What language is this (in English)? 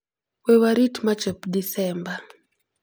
Luo (Kenya and Tanzania)